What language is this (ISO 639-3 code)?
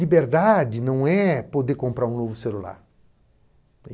por